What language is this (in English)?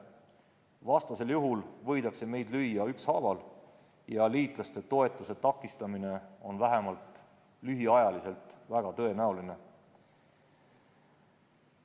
Estonian